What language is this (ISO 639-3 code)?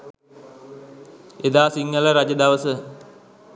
sin